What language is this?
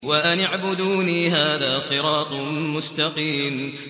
Arabic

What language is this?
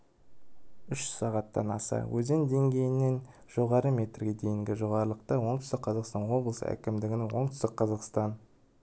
Kazakh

